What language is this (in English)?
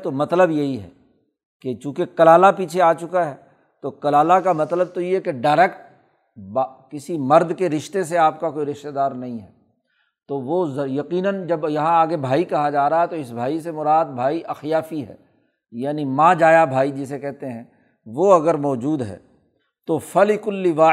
Urdu